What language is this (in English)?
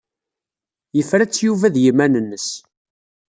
Kabyle